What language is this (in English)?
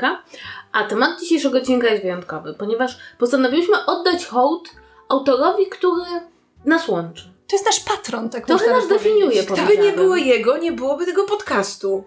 Polish